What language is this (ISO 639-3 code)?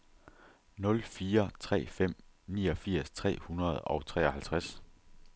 dan